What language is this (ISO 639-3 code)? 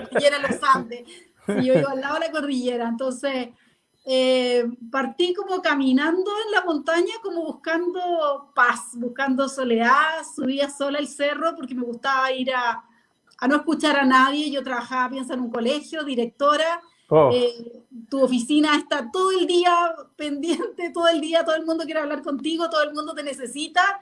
spa